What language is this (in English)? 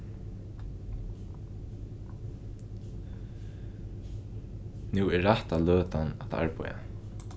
Faroese